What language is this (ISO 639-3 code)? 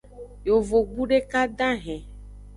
ajg